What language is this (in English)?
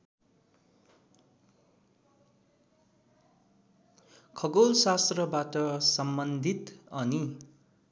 Nepali